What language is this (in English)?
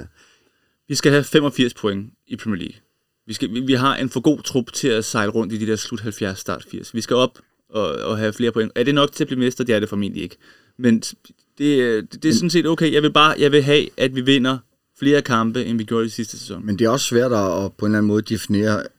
Danish